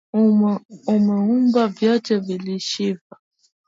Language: Swahili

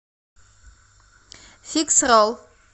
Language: Russian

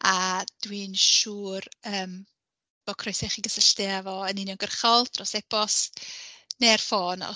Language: Welsh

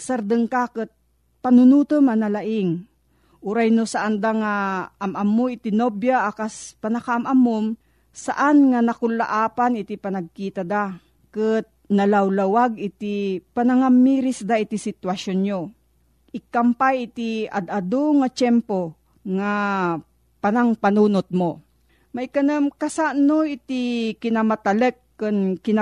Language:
Filipino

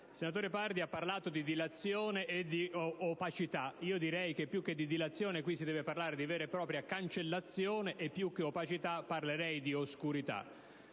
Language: Italian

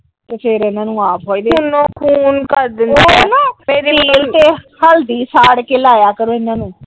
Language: Punjabi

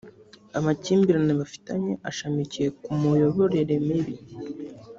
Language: Kinyarwanda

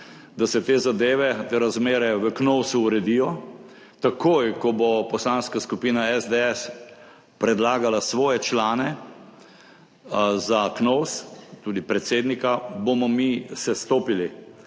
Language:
Slovenian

